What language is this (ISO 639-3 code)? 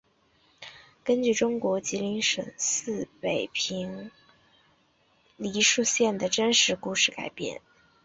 zho